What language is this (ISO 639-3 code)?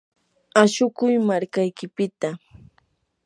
qur